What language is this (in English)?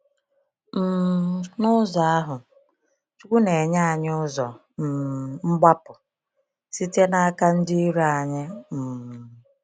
Igbo